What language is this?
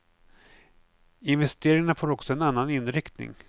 Swedish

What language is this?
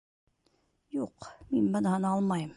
Bashkir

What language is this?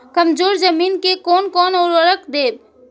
Maithili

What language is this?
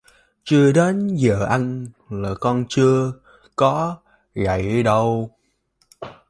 Vietnamese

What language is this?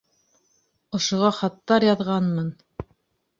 Bashkir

